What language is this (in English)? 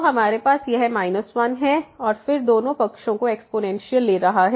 Hindi